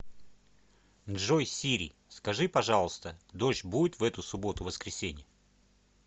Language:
Russian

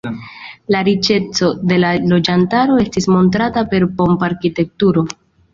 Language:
Esperanto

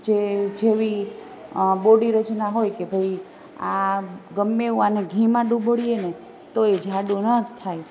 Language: Gujarati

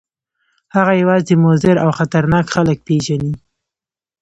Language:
Pashto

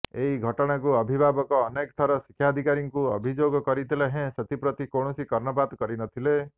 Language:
Odia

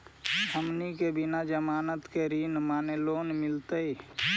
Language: Magahi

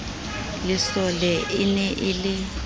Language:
Southern Sotho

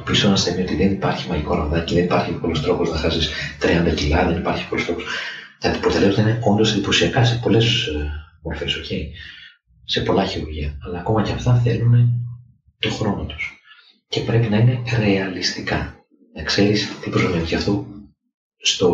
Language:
Greek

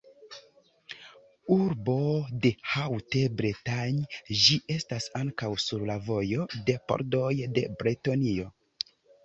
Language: Esperanto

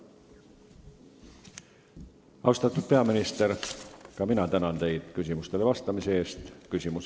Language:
Estonian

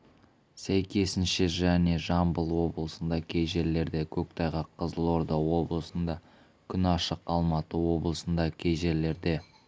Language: Kazakh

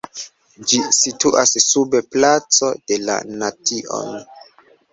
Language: Esperanto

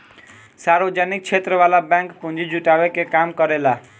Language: Bhojpuri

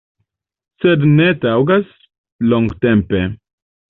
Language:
Esperanto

